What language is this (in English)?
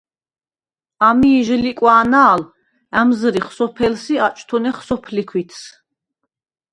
Svan